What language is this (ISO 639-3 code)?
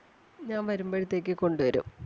mal